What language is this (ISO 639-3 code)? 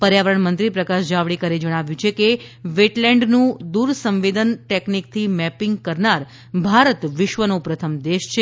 guj